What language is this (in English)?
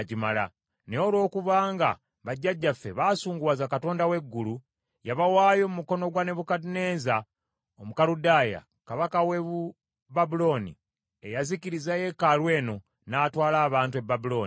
Ganda